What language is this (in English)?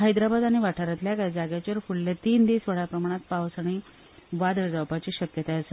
Konkani